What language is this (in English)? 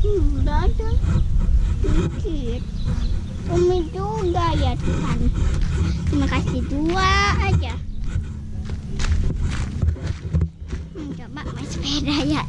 Indonesian